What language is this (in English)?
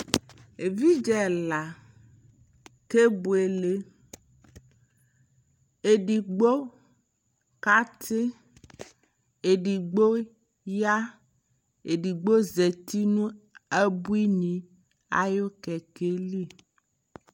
Ikposo